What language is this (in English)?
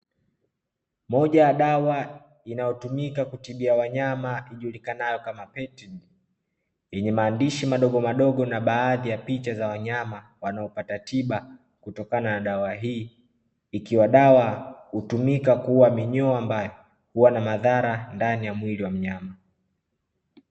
Swahili